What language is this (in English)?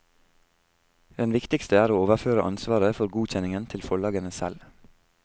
Norwegian